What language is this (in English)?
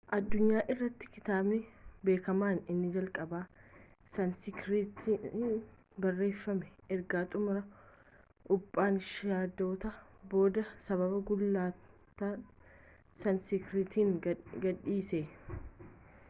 Oromo